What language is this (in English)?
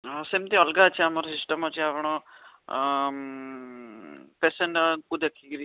Odia